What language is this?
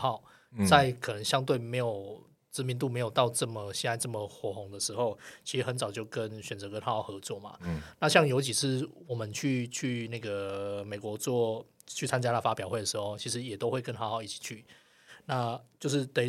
Chinese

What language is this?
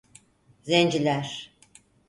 Turkish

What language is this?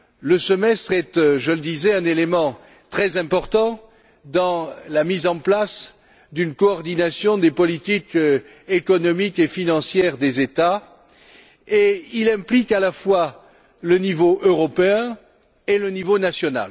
French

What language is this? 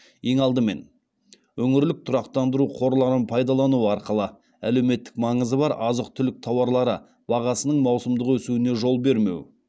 Kazakh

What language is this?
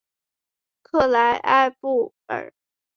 Chinese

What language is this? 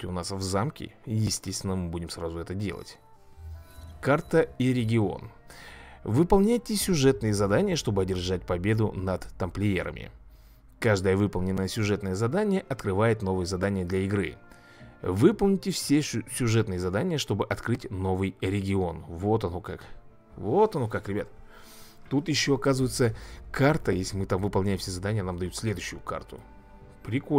Russian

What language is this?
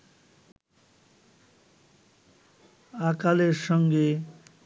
Bangla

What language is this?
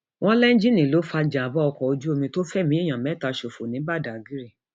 Yoruba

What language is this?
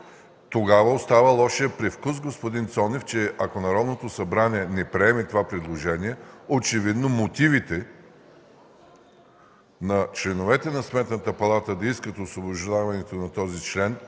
Bulgarian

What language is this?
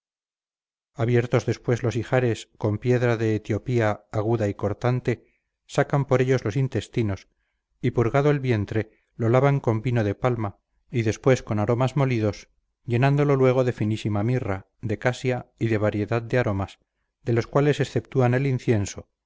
Spanish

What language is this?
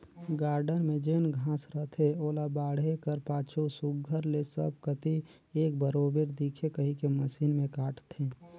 Chhattisgarhi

